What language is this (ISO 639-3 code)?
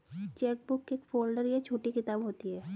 hin